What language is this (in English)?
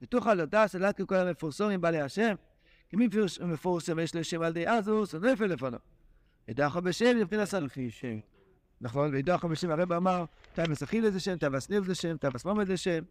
Hebrew